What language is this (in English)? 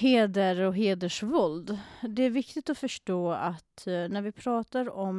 Swedish